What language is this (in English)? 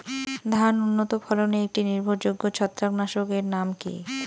Bangla